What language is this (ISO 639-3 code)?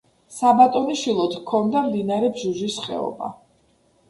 kat